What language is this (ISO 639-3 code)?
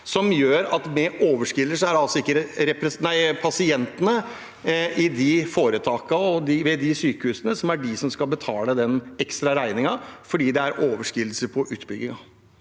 nor